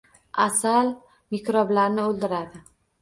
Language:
Uzbek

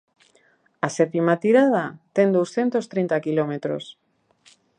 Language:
Galician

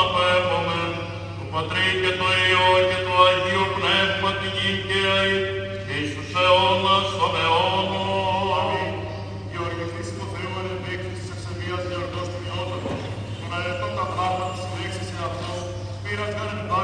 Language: Greek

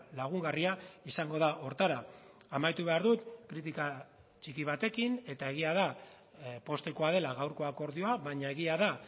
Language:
Basque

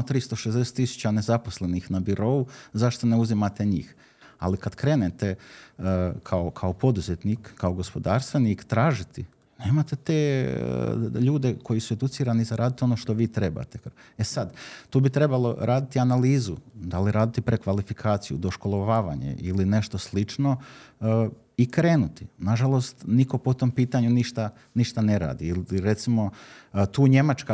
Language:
Croatian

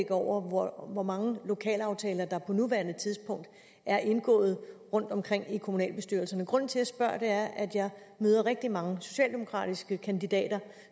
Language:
Danish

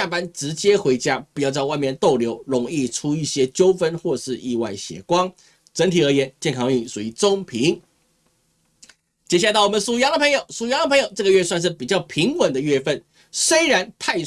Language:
Chinese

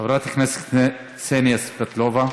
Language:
Hebrew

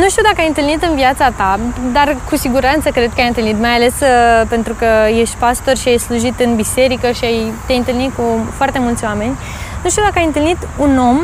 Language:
Romanian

